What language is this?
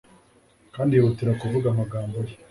Kinyarwanda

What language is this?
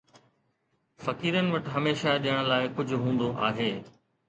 Sindhi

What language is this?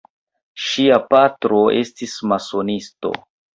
Esperanto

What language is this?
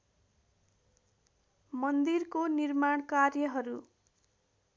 Nepali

